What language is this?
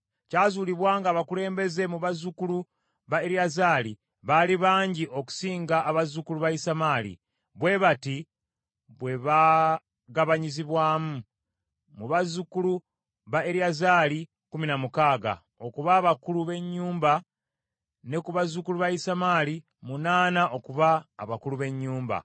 Ganda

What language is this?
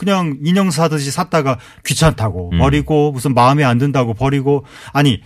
Korean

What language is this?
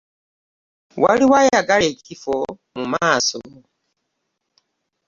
Ganda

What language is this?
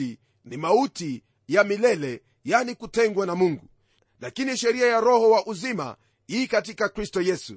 Swahili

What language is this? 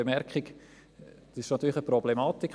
Swiss German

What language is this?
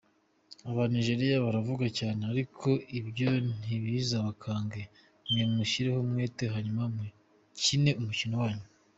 Kinyarwanda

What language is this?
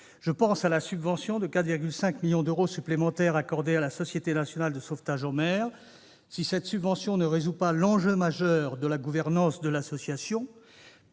French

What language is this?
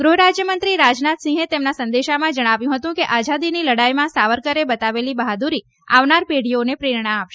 Gujarati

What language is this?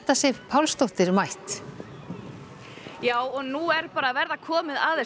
Icelandic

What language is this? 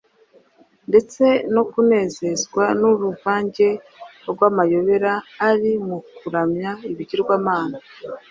Kinyarwanda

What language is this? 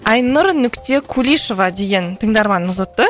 Kazakh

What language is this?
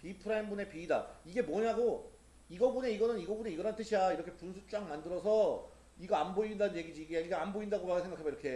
Korean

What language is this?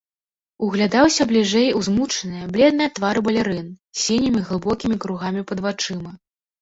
Belarusian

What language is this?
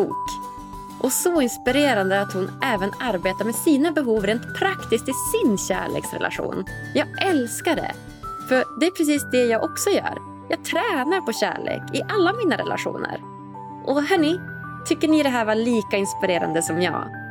Swedish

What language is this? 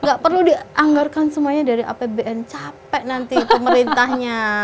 Indonesian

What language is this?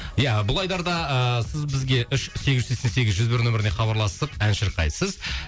Kazakh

